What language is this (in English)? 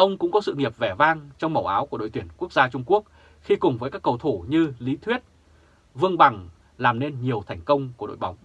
Vietnamese